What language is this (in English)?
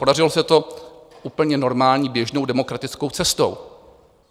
Czech